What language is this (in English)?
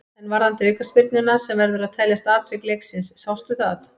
Icelandic